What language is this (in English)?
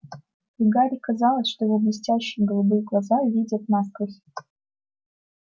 Russian